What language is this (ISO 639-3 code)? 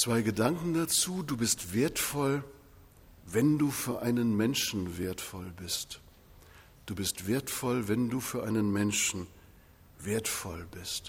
deu